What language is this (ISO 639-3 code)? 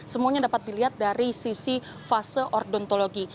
ind